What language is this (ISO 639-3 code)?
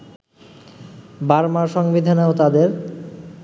ben